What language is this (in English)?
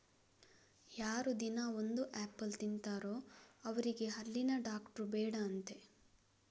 Kannada